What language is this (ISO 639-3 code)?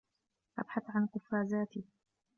ara